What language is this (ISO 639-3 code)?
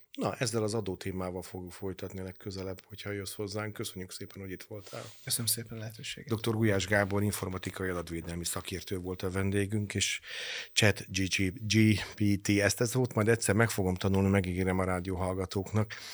hun